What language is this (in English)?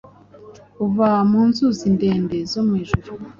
Kinyarwanda